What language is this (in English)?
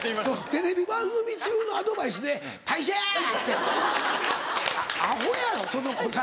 Japanese